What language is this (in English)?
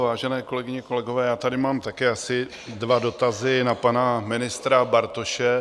Czech